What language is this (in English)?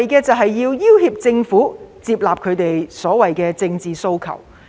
Cantonese